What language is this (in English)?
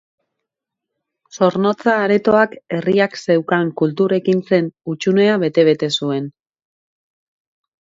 Basque